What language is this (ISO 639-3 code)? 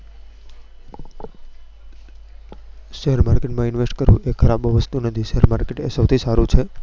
guj